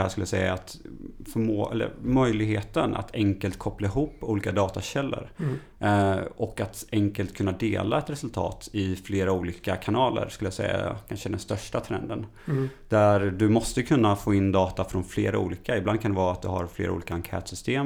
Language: Swedish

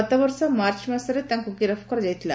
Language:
Odia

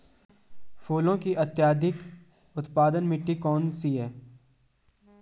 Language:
Hindi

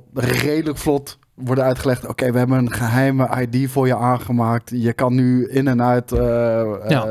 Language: Dutch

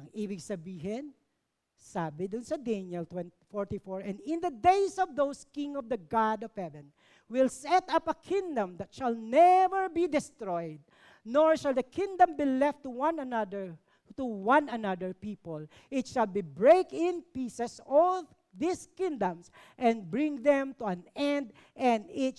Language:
Filipino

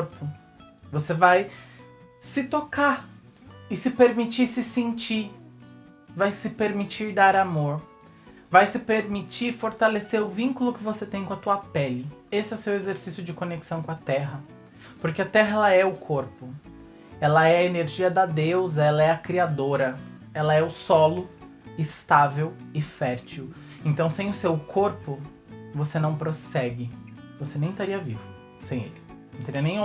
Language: Portuguese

